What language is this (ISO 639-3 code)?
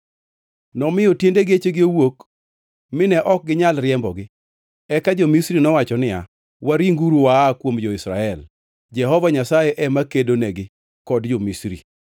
luo